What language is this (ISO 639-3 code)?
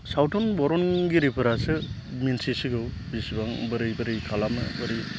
brx